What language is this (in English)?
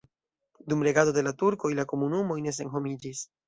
Esperanto